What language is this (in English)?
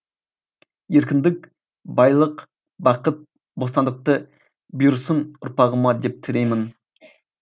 Kazakh